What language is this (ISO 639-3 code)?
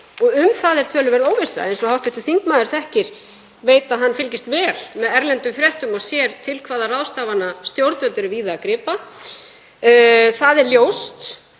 isl